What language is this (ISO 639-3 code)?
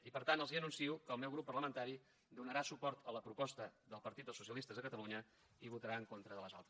cat